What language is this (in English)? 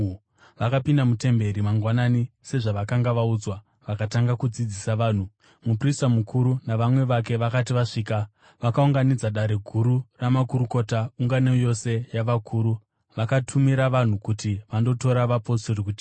Shona